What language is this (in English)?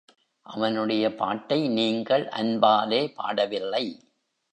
Tamil